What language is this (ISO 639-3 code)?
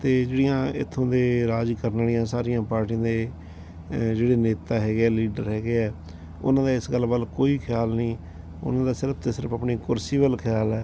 pan